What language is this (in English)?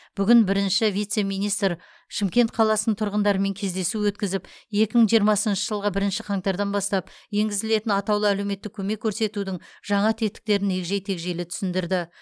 Kazakh